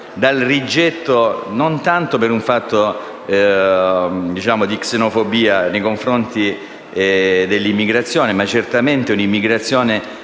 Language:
Italian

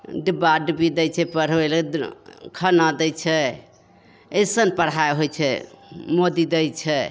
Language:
Maithili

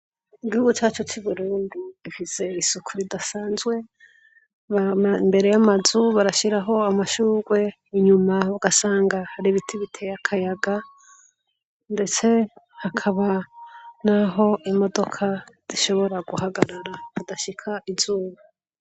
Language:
Rundi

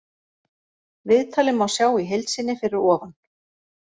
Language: Icelandic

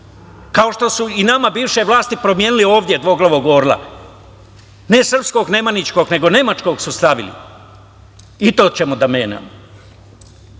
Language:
Serbian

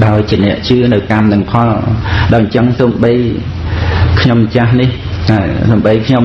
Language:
Vietnamese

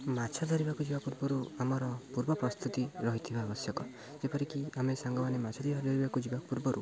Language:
Odia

